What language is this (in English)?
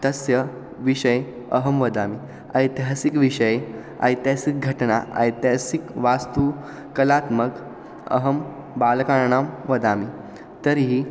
Sanskrit